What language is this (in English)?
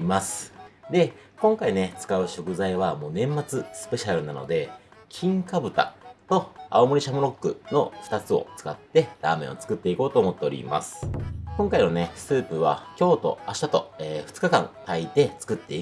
Japanese